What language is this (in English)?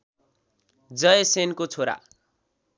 Nepali